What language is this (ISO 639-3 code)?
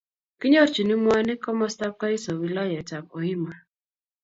kln